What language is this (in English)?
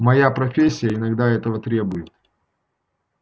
Russian